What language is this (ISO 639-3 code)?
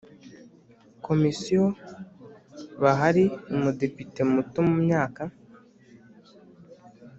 kin